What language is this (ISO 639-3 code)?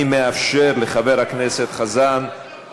heb